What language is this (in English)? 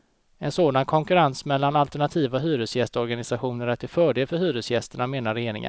Swedish